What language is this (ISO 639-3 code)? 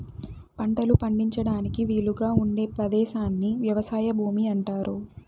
tel